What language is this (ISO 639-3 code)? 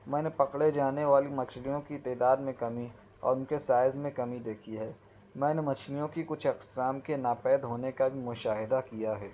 urd